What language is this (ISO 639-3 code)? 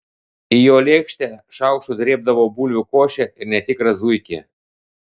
lit